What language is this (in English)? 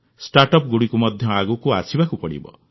Odia